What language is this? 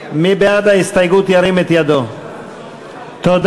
Hebrew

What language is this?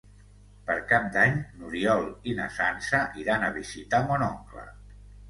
Catalan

